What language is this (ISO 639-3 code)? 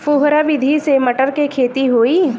bho